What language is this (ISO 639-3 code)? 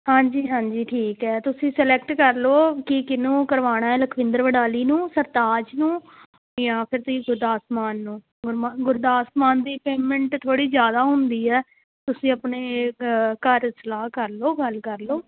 pan